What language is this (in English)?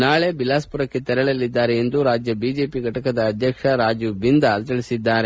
Kannada